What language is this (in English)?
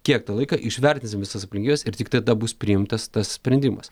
Lithuanian